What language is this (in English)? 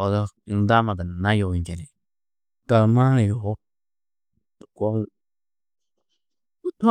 Tedaga